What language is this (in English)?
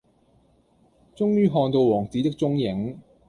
Cantonese